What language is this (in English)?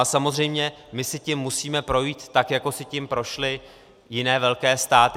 Czech